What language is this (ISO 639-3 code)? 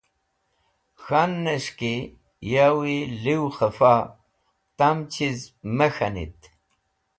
wbl